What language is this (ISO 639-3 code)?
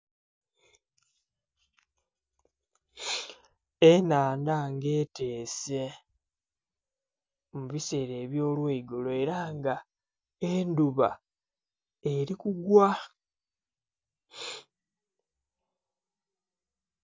xog